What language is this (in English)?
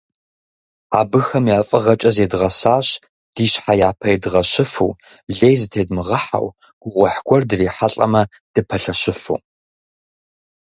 Kabardian